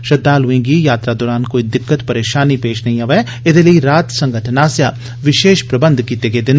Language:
Dogri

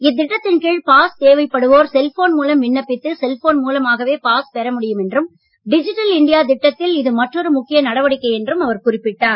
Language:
Tamil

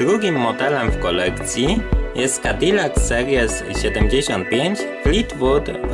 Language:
Polish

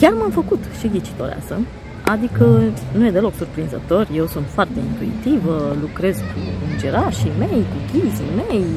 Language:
Romanian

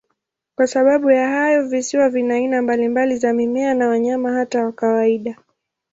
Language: Swahili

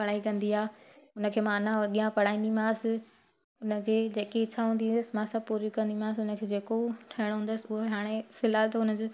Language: Sindhi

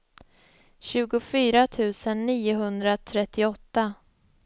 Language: Swedish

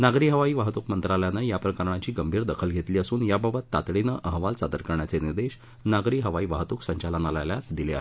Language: Marathi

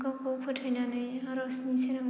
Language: Bodo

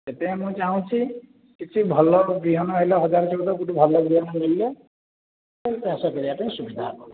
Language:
Odia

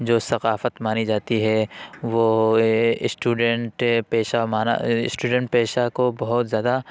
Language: Urdu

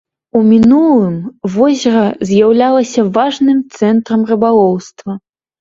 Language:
Belarusian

